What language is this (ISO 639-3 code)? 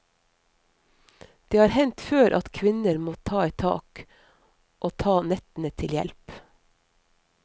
nor